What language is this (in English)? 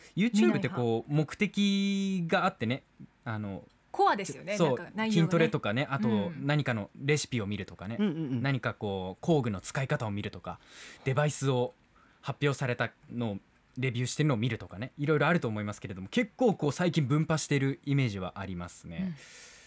Japanese